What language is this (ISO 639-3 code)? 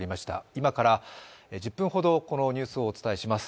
jpn